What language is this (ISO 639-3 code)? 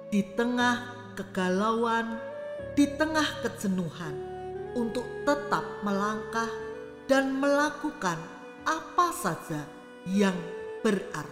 ind